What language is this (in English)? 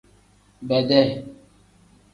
Tem